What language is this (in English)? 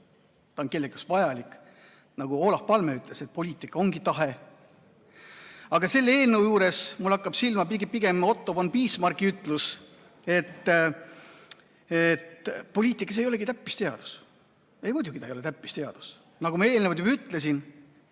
Estonian